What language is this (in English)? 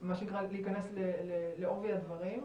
Hebrew